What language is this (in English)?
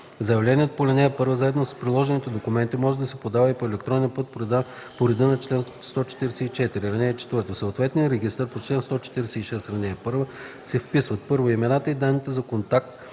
Bulgarian